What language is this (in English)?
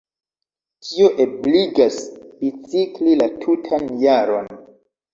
Esperanto